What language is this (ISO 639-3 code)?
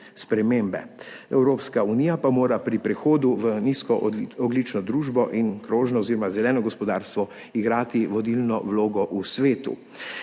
slv